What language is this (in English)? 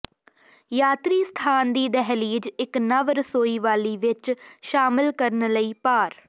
Punjabi